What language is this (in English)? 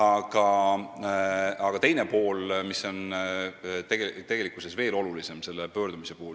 Estonian